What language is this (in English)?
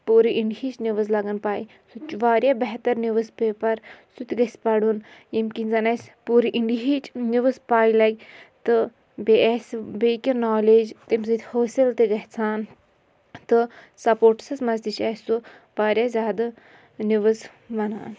Kashmiri